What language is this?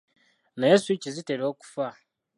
Ganda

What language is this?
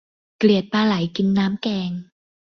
Thai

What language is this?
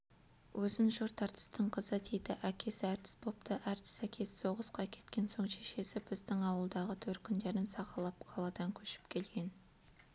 Kazakh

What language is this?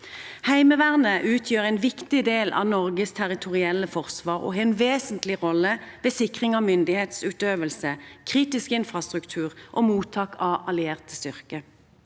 Norwegian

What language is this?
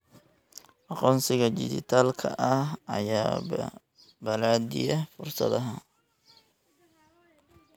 Somali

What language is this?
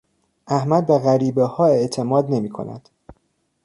Persian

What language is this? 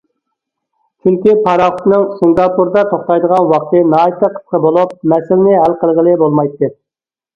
Uyghur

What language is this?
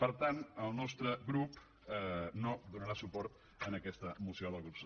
Catalan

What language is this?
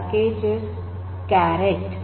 Kannada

